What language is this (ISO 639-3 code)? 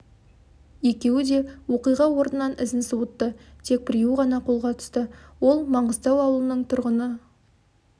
kaz